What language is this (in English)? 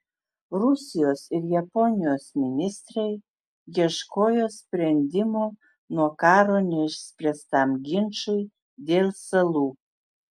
Lithuanian